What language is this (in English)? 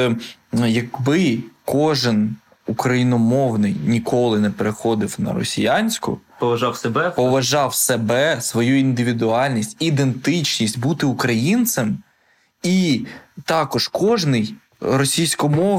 Ukrainian